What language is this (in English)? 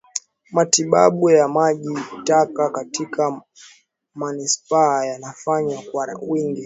Swahili